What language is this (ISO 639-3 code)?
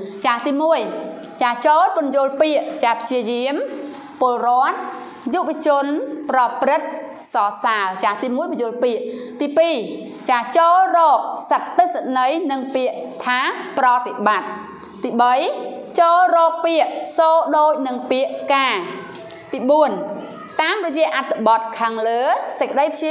tha